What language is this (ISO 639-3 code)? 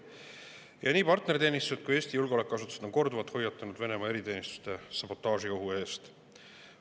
est